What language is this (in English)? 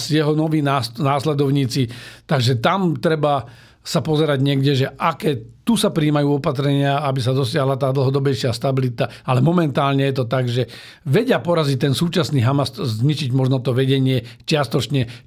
Slovak